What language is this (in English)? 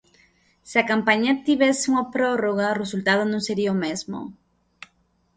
Galician